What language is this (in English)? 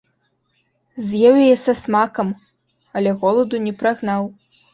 Belarusian